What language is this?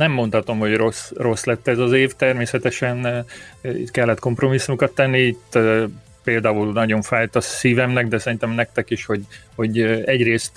Hungarian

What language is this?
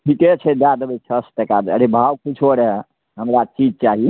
Maithili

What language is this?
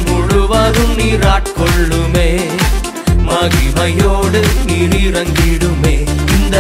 Urdu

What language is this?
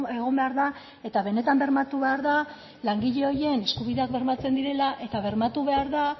Basque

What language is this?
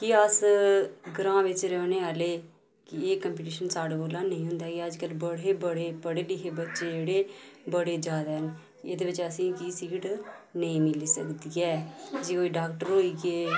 Dogri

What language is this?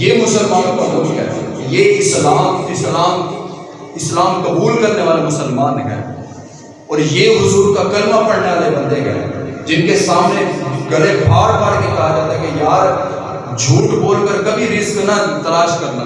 Urdu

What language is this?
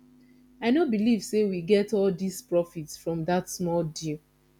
Nigerian Pidgin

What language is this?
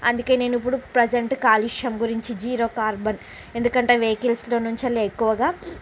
Telugu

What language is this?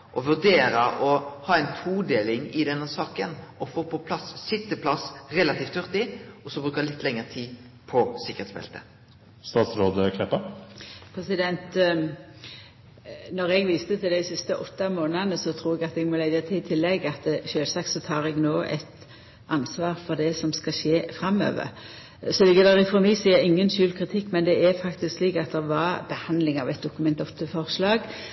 Norwegian Nynorsk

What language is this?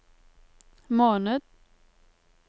Norwegian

